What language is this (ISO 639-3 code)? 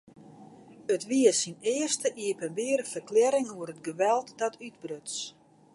fry